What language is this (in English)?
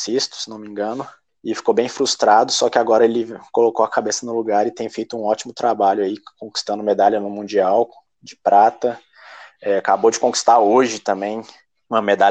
Portuguese